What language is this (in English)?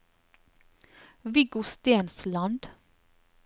Norwegian